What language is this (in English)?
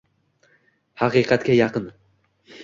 Uzbek